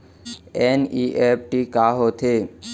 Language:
Chhattisgarhi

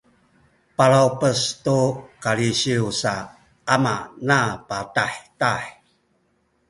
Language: Sakizaya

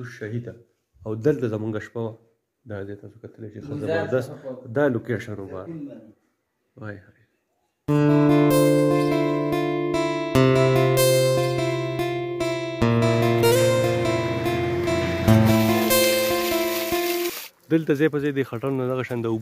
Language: Arabic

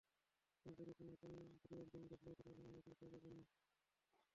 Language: Bangla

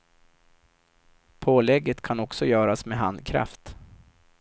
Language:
Swedish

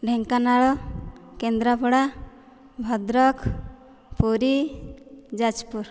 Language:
Odia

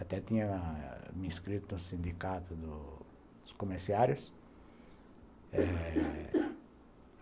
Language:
Portuguese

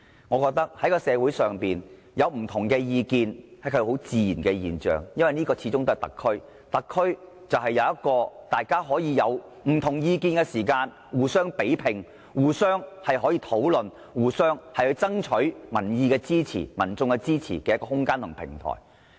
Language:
Cantonese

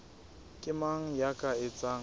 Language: Southern Sotho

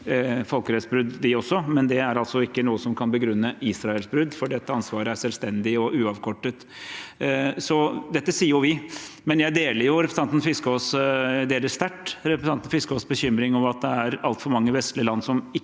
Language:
Norwegian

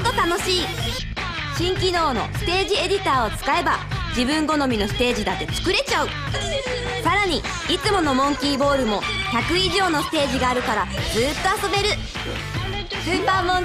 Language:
Japanese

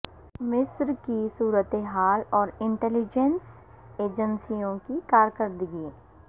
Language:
Urdu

